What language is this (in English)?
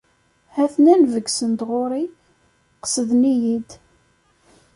Kabyle